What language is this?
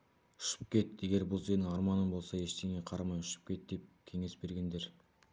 Kazakh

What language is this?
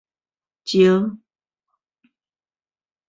Min Nan Chinese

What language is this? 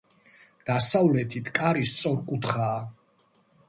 Georgian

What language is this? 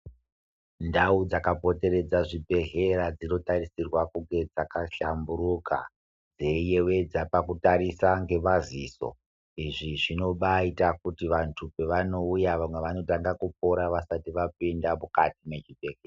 Ndau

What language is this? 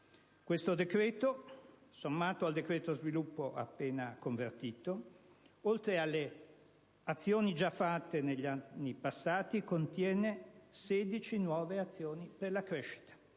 Italian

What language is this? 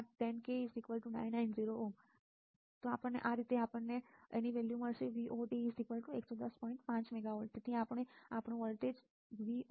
Gujarati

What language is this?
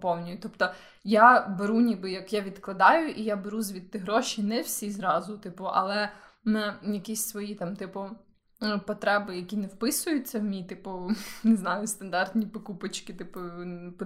Ukrainian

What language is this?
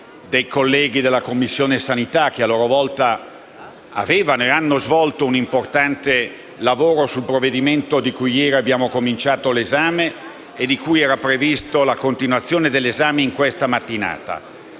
Italian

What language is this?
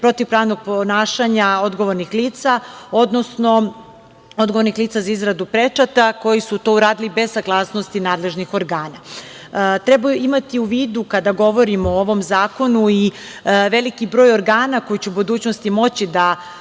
Serbian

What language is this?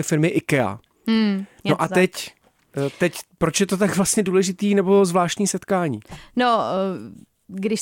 Czech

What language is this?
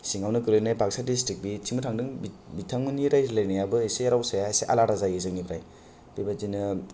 Bodo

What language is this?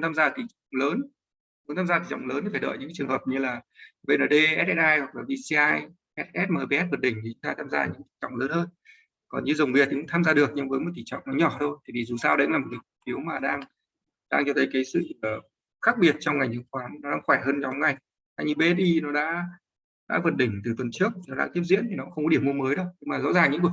Vietnamese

